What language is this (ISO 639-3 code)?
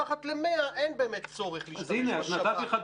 heb